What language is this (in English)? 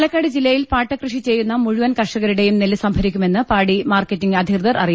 Malayalam